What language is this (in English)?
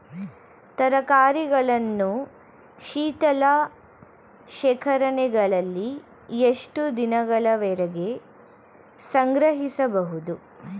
Kannada